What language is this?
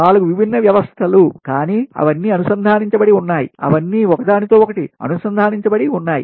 Telugu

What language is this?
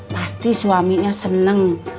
Indonesian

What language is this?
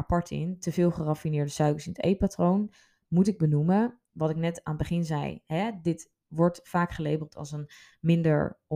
Dutch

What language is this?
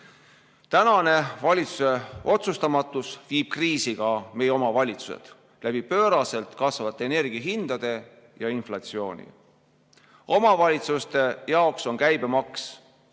Estonian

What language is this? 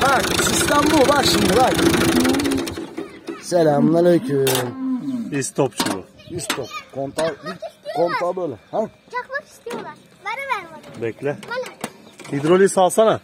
Turkish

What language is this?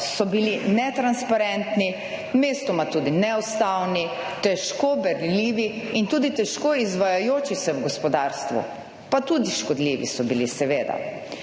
Slovenian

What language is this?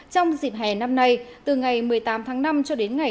Vietnamese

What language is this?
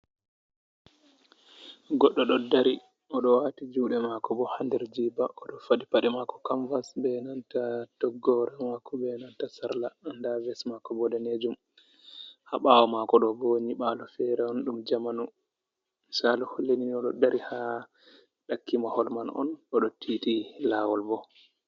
Fula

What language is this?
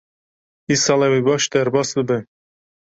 Kurdish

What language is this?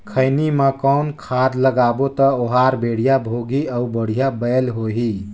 Chhattisgarhi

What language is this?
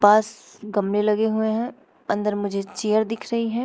Hindi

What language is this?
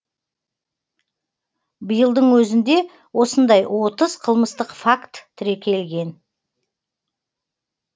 Kazakh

